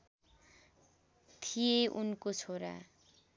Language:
Nepali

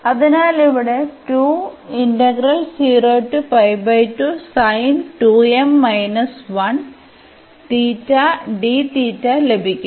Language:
Malayalam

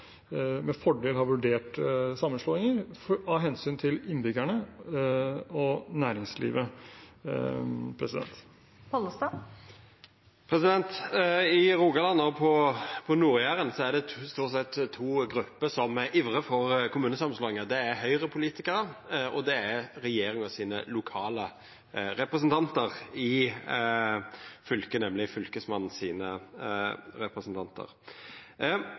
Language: Norwegian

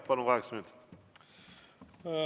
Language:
Estonian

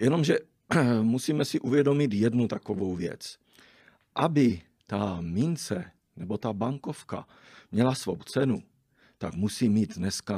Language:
Czech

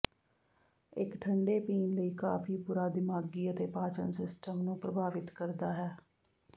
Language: Punjabi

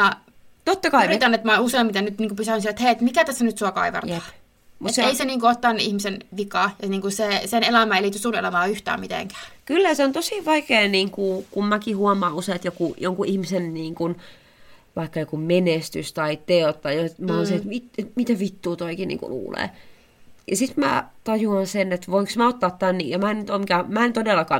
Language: Finnish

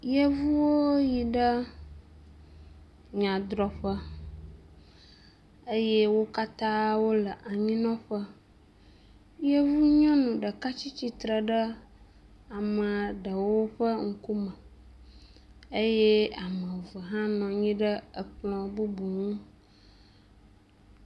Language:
Ewe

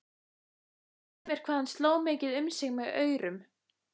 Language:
Icelandic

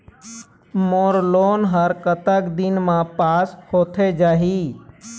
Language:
Chhattisgarhi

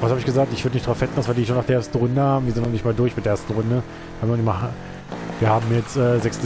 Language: German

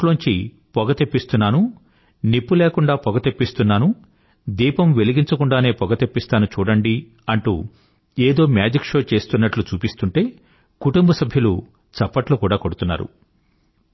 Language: Telugu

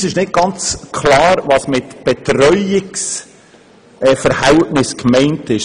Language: Swiss German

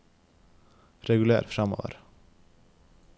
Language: Norwegian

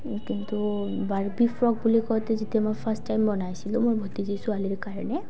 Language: Assamese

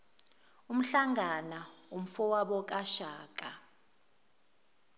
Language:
Zulu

